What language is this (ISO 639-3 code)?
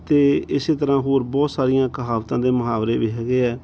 pan